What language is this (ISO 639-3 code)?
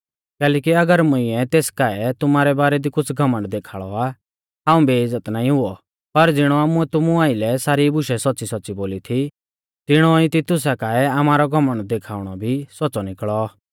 bfz